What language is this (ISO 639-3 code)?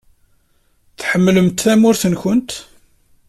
kab